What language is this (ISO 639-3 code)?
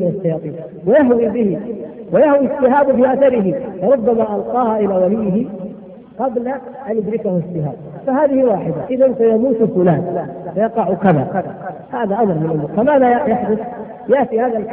ara